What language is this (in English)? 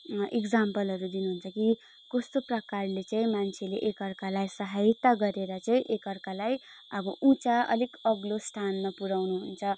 Nepali